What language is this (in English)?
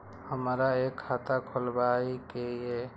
Maithili